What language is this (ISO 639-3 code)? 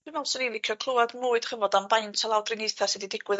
cym